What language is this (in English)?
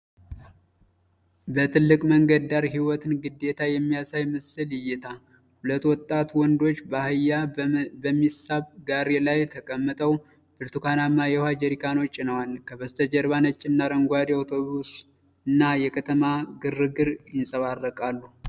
Amharic